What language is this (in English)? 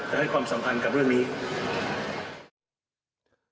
Thai